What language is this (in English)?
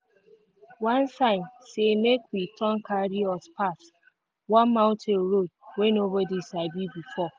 Nigerian Pidgin